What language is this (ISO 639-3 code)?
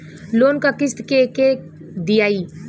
bho